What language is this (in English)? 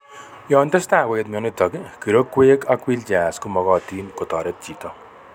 Kalenjin